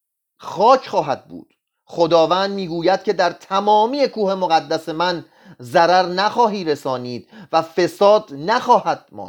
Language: Persian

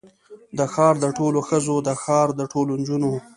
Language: Pashto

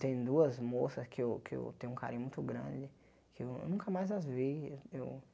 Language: Portuguese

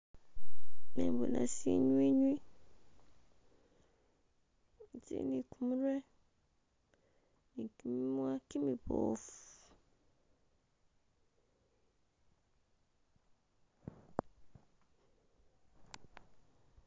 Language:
Masaaba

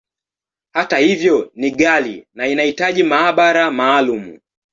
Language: Swahili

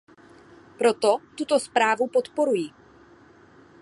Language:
Czech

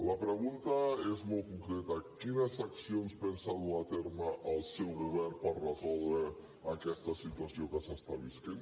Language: Catalan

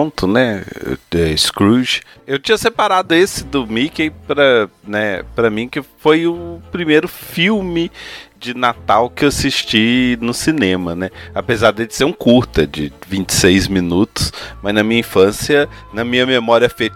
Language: Portuguese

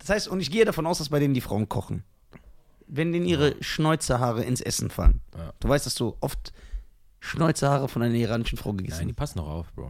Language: German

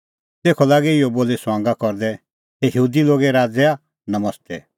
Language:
Kullu Pahari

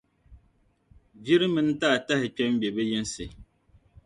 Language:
Dagbani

